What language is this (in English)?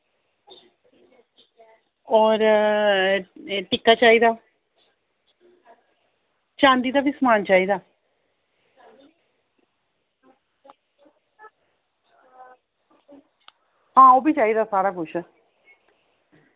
Dogri